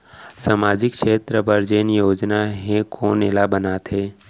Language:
Chhattisgarhi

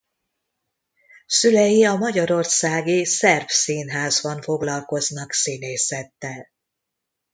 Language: Hungarian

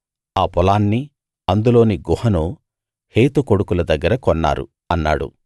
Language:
Telugu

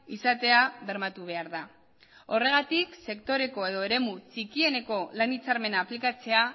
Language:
Basque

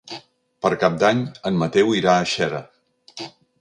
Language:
Catalan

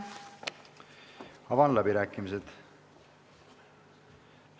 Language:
Estonian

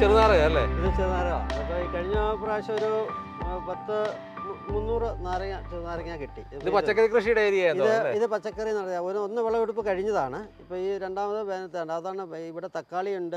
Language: Malayalam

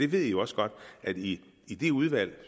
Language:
Danish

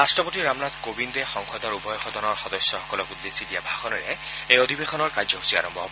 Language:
Assamese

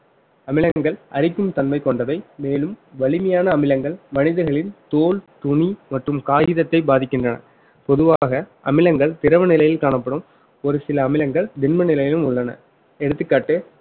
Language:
Tamil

